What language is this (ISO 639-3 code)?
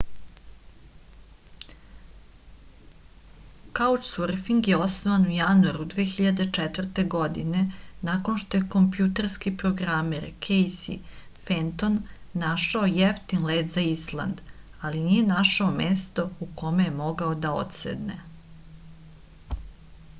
srp